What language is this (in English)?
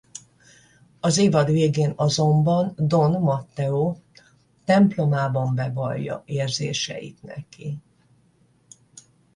Hungarian